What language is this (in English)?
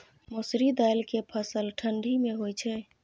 Maithili